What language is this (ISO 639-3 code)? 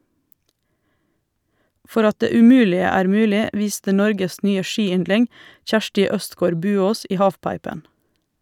nor